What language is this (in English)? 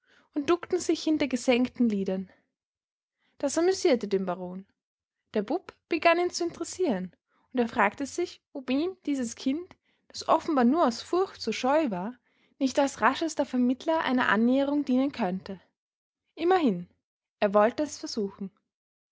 German